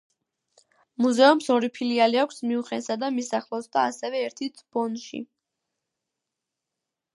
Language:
Georgian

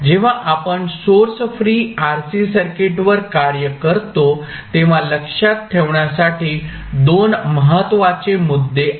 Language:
Marathi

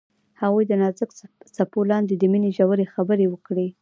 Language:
Pashto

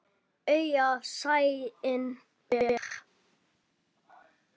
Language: Icelandic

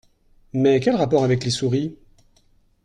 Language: French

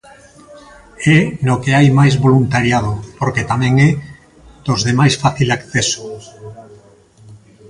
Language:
Galician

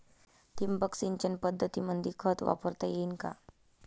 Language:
Marathi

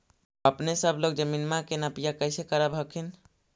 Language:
Magahi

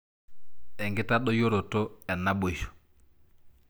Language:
Masai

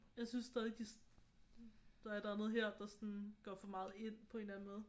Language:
Danish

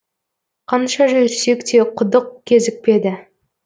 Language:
Kazakh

